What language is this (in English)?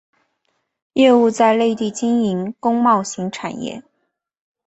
Chinese